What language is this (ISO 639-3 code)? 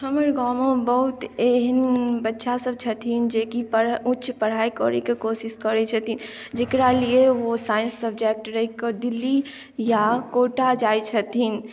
mai